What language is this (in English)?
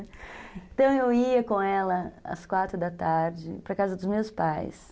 Portuguese